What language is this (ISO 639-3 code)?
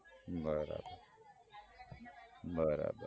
guj